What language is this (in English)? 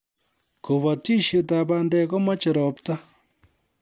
Kalenjin